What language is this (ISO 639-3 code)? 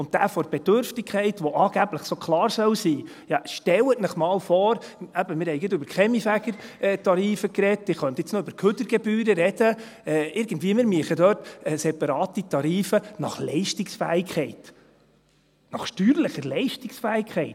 gsw